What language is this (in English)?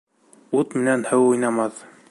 Bashkir